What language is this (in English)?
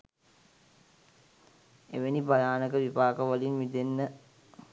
Sinhala